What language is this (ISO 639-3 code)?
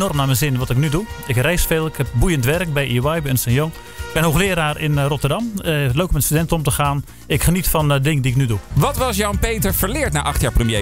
nld